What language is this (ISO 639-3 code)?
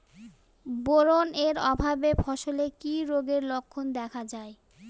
ben